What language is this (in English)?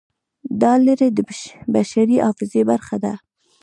Pashto